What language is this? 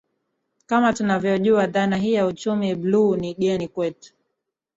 Swahili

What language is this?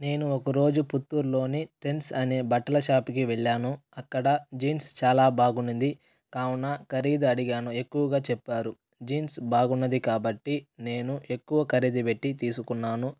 Telugu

